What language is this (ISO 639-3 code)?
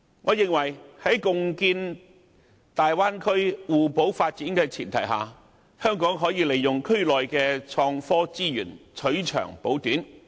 yue